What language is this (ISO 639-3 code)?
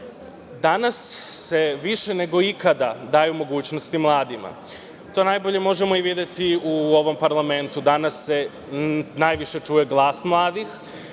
srp